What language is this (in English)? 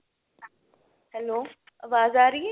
Punjabi